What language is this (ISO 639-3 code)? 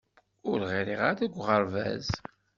kab